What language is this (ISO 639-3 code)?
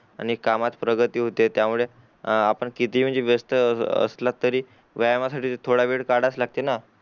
mar